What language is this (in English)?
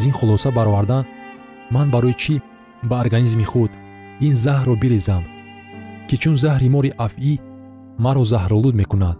Persian